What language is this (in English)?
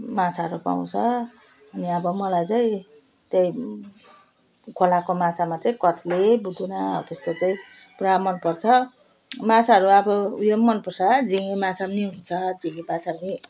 Nepali